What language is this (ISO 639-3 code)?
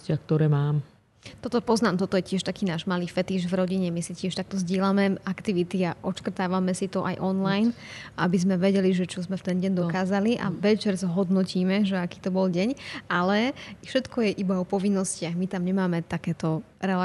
slk